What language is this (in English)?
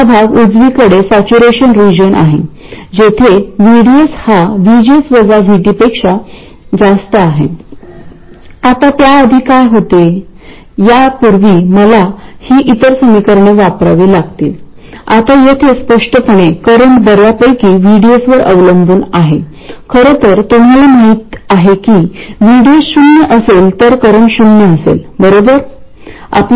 Marathi